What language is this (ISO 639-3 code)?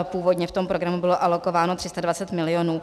ces